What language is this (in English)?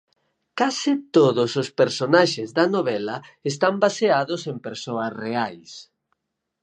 Galician